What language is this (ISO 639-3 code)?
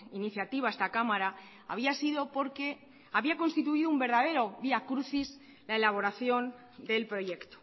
spa